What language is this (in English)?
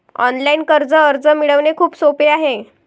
Marathi